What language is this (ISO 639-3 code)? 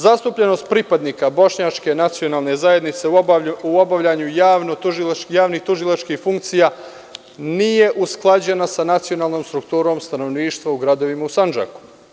srp